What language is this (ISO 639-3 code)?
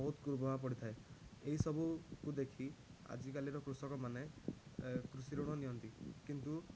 ori